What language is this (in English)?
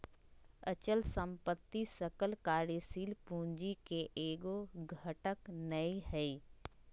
Magahi